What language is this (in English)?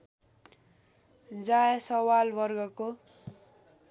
Nepali